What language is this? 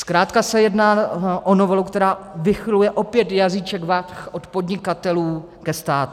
Czech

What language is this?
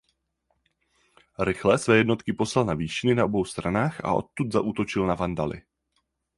Czech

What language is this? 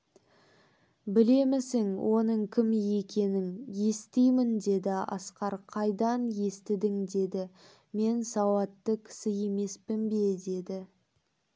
Kazakh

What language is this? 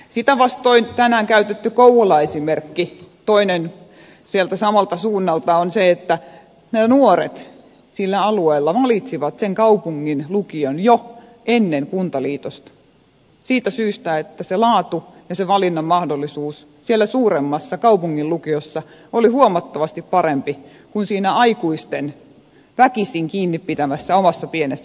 Finnish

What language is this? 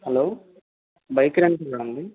Telugu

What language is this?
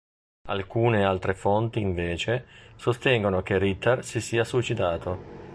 Italian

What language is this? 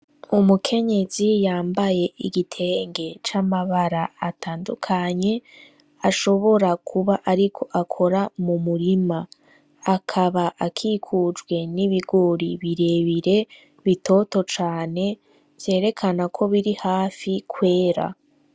Rundi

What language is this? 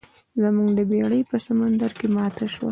Pashto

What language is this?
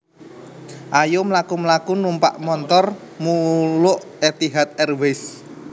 Javanese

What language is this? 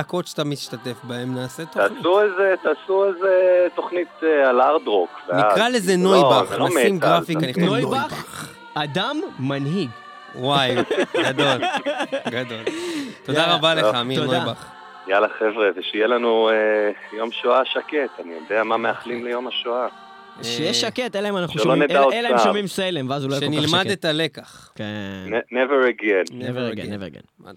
Hebrew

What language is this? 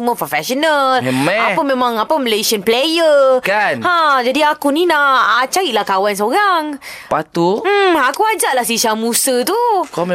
Malay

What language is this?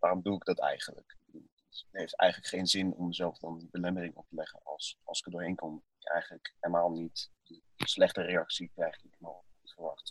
Dutch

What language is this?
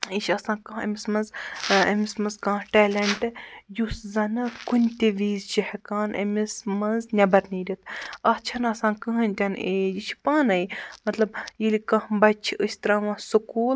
Kashmiri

